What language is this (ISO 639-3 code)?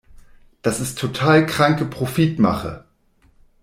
deu